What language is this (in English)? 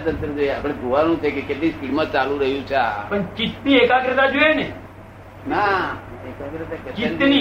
Gujarati